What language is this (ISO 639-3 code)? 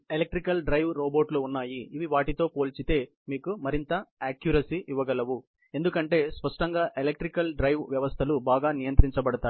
tel